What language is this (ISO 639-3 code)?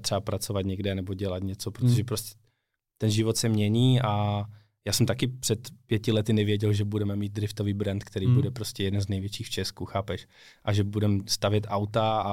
ces